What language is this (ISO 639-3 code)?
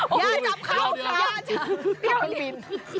tha